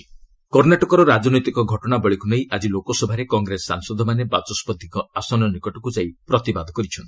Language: Odia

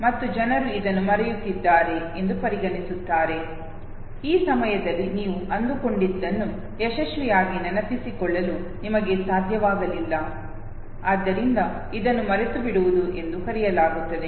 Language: Kannada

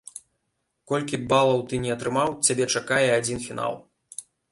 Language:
Belarusian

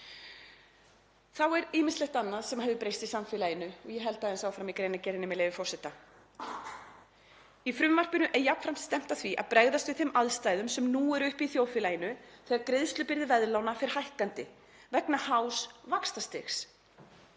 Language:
Icelandic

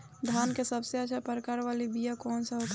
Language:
Bhojpuri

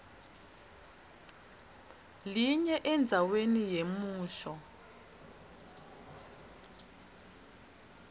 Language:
Swati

